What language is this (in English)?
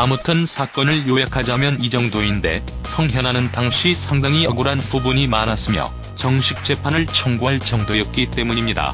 Korean